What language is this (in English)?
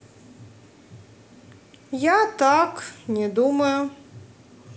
Russian